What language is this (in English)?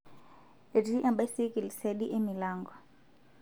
Masai